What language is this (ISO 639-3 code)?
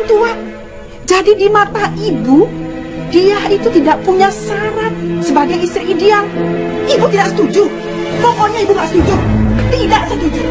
ind